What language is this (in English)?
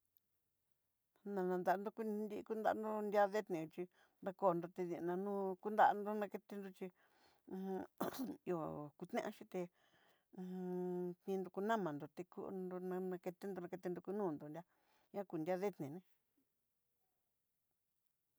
Southeastern Nochixtlán Mixtec